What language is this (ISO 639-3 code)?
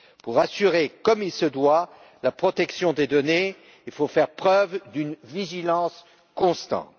fra